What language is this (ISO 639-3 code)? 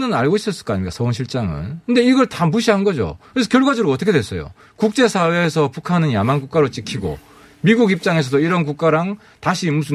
kor